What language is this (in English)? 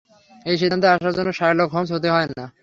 Bangla